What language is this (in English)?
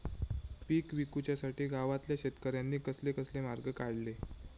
Marathi